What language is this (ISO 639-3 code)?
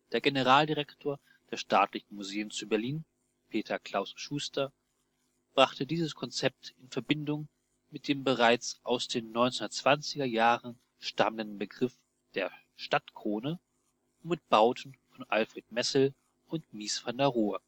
deu